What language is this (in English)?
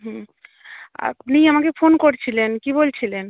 Bangla